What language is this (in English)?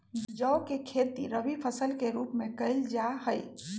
Magahi